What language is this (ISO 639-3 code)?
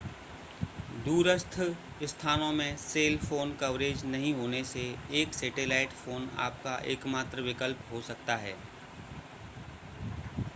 hin